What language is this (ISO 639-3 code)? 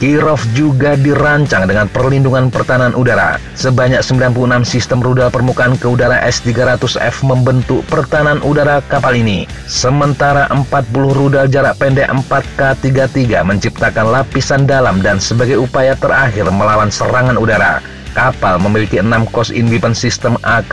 ind